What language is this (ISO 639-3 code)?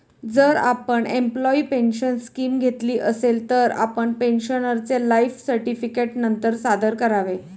mar